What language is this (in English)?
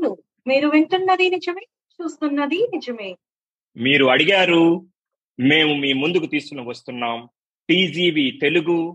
Telugu